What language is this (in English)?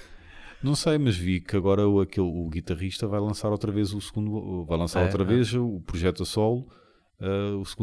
Portuguese